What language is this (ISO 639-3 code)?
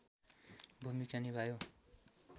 nep